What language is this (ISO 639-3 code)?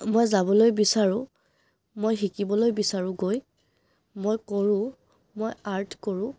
asm